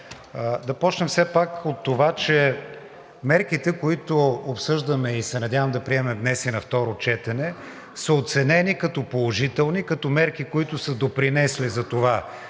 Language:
Bulgarian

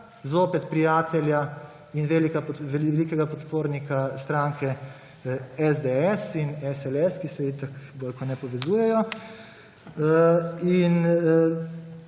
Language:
Slovenian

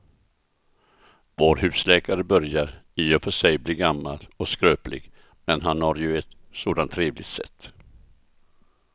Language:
Swedish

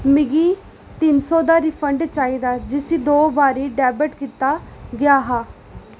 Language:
Dogri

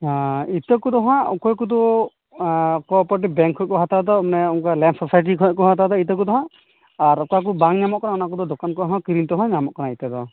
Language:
Santali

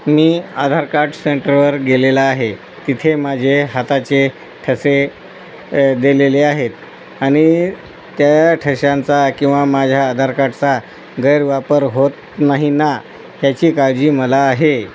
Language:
Marathi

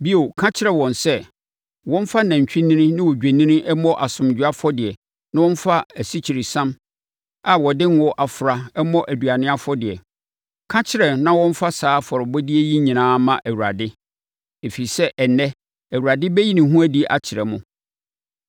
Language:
Akan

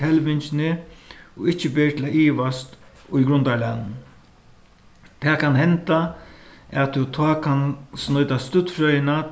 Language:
Faroese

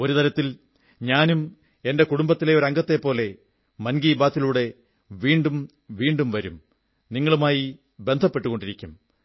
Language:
Malayalam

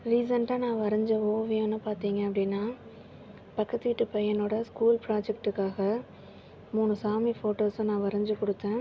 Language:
Tamil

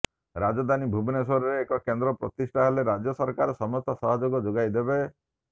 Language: Odia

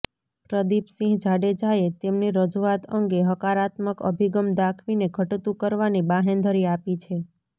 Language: Gujarati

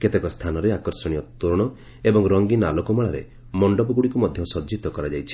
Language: Odia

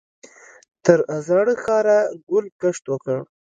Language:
Pashto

